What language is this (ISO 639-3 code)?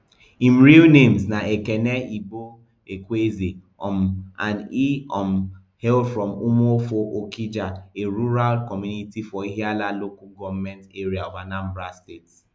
pcm